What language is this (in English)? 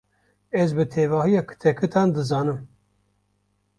Kurdish